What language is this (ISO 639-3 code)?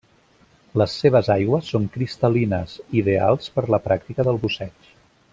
cat